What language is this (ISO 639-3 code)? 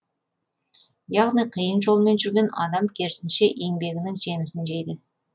kaz